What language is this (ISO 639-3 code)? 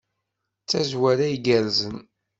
kab